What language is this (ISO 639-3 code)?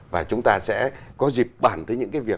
vie